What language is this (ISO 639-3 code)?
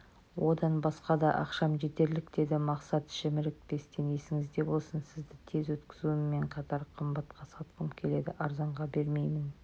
kaz